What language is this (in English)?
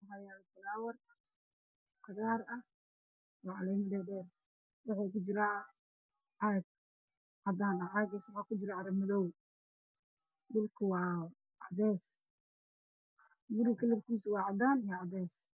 Somali